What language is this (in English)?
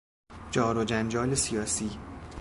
Persian